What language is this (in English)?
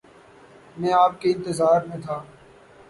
Urdu